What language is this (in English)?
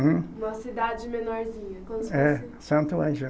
Portuguese